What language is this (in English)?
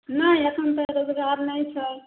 Maithili